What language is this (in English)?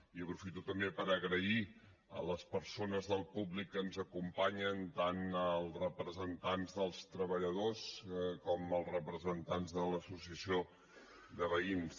Catalan